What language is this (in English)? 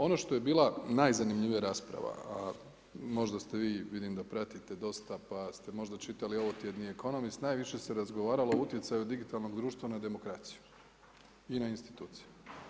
Croatian